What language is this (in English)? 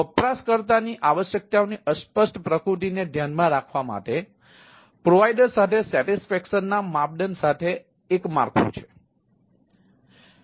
Gujarati